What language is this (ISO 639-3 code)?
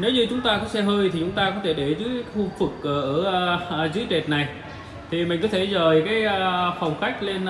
vie